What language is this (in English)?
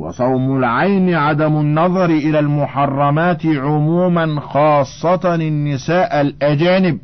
Arabic